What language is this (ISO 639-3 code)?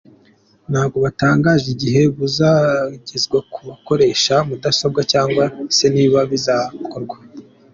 kin